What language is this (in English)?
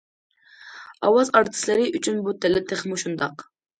Uyghur